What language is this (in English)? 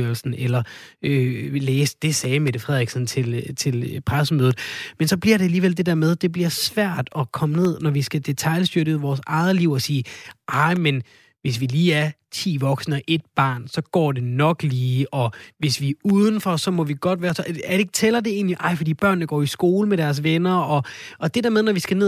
Danish